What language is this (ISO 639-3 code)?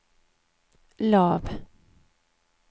nor